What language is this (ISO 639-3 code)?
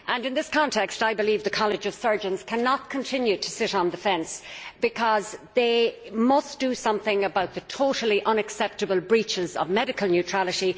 eng